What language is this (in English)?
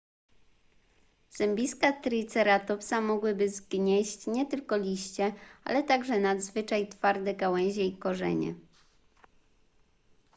Polish